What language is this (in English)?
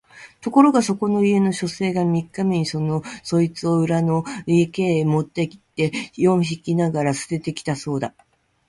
Japanese